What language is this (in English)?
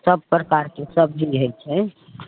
Maithili